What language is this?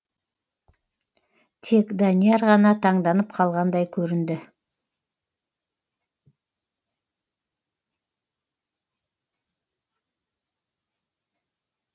Kazakh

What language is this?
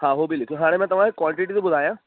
Sindhi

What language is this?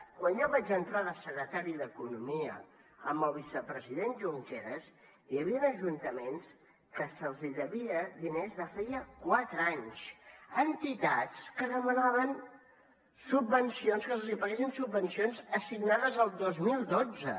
Catalan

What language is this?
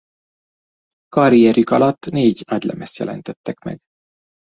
Hungarian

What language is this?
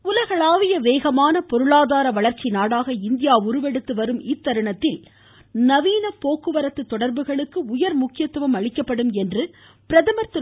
Tamil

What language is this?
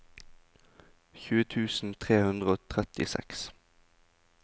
Norwegian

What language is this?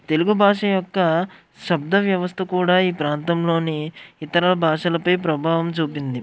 Telugu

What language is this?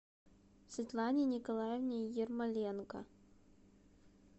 Russian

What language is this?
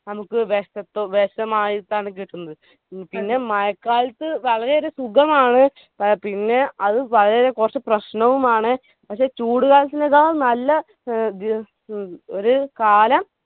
Malayalam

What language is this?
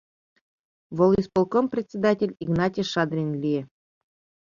Mari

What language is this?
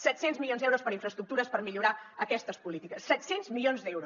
Catalan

